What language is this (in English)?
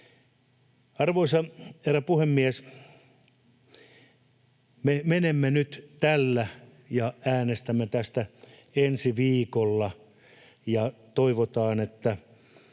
Finnish